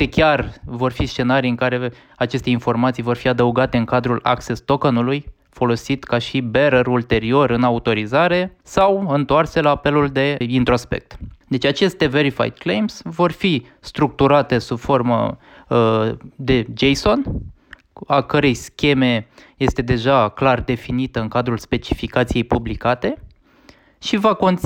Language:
Romanian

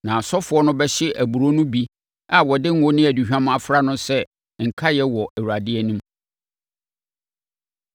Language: Akan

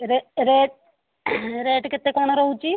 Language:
Odia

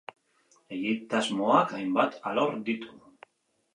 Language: Basque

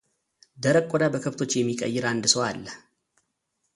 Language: Amharic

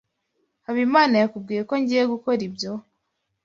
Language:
Kinyarwanda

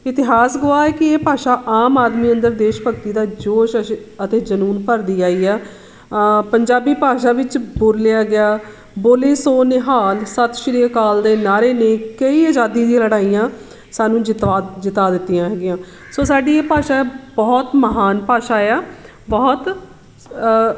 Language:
Punjabi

